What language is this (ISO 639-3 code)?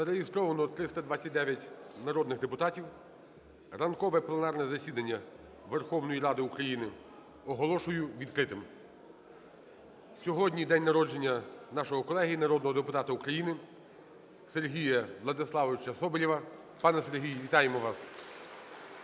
ukr